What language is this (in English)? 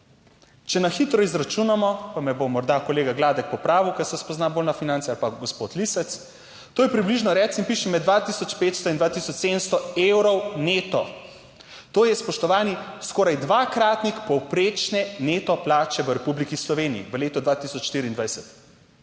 Slovenian